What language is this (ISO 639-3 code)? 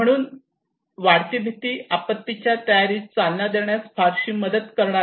mar